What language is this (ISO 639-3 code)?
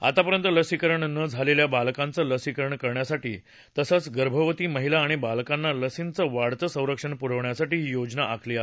mar